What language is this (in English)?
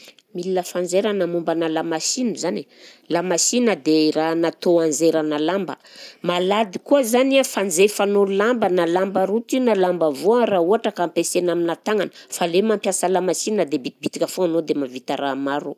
Southern Betsimisaraka Malagasy